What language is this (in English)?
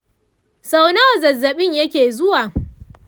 Hausa